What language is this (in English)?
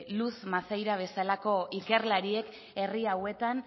Basque